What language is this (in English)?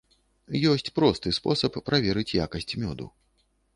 Belarusian